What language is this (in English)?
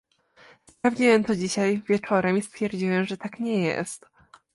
Polish